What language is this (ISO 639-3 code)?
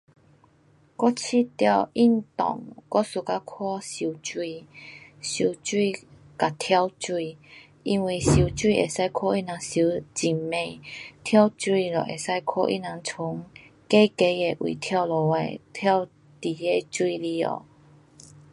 cpx